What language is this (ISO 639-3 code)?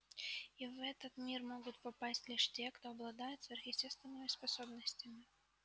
rus